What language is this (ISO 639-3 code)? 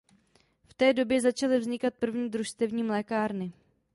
ces